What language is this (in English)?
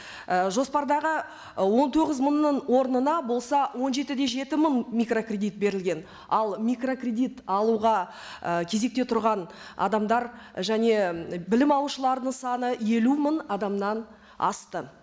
Kazakh